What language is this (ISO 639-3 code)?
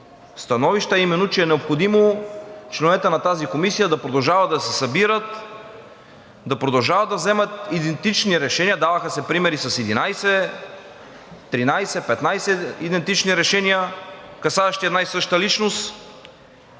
bul